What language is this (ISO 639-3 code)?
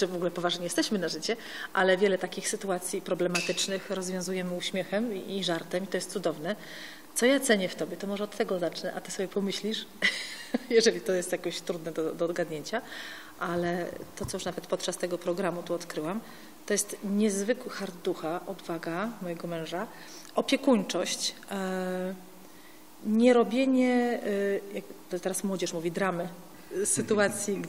pol